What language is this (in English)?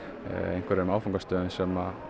Icelandic